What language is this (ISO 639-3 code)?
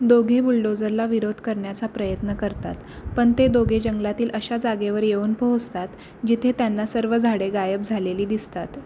mar